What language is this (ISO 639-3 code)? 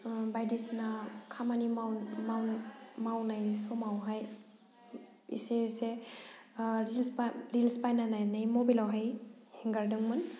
brx